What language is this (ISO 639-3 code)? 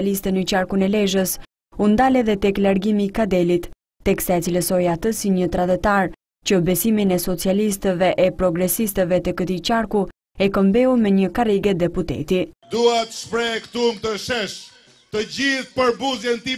ron